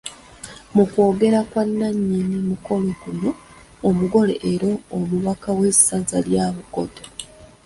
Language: Ganda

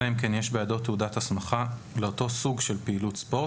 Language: Hebrew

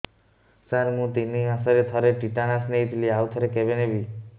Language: Odia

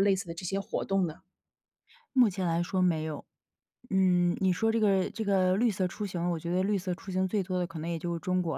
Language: Chinese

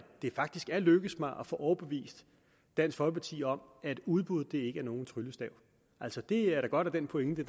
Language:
Danish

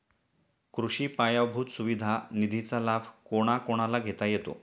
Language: Marathi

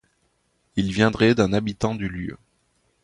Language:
French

